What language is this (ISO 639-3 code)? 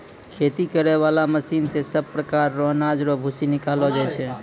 mai